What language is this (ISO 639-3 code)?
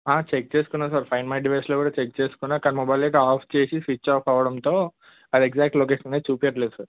tel